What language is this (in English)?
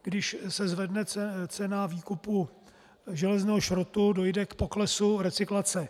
Czech